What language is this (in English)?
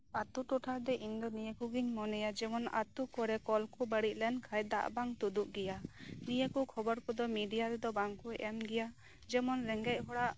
Santali